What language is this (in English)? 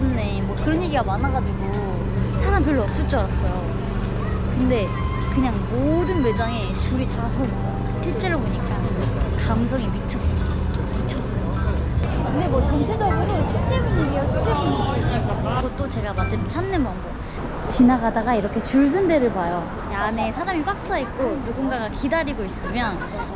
Korean